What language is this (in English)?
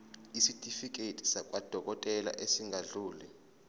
Zulu